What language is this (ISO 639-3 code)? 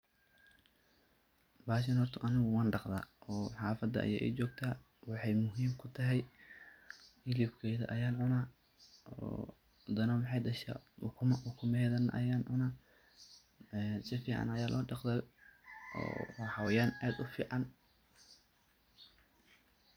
som